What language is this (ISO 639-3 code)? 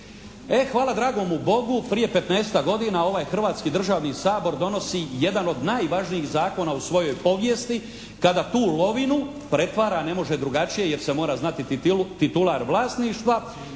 hrv